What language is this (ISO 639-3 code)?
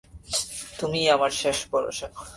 ben